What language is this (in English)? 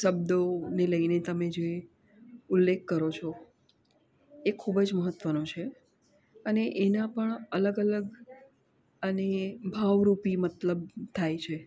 Gujarati